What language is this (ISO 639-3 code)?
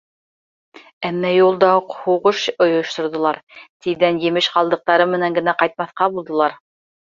bak